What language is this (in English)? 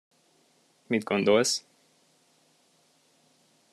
Hungarian